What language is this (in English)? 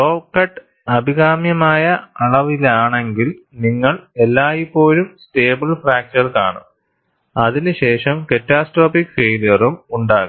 Malayalam